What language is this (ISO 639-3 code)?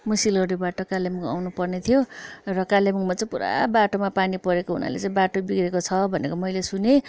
nep